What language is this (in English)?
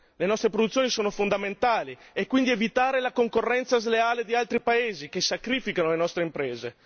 Italian